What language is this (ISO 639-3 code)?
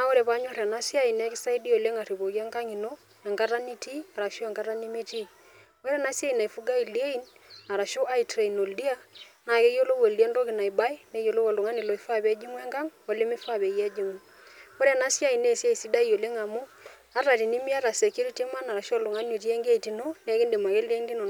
mas